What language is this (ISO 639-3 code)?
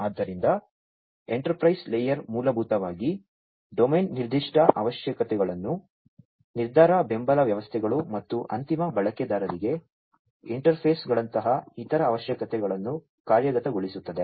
kan